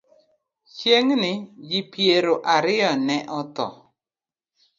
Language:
Luo (Kenya and Tanzania)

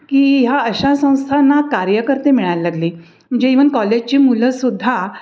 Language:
Marathi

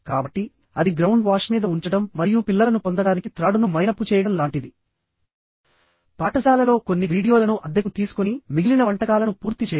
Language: Telugu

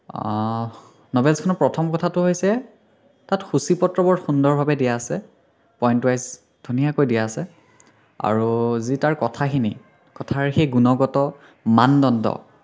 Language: Assamese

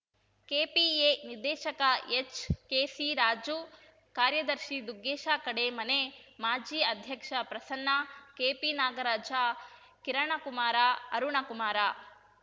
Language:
Kannada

